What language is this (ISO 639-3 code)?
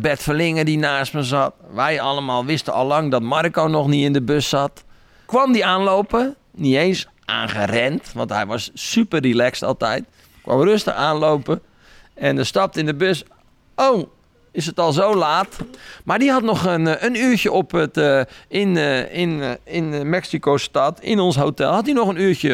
nld